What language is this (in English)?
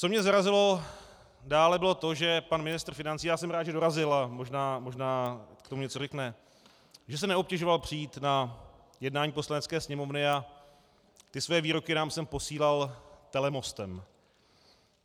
Czech